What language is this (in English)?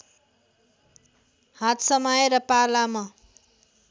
Nepali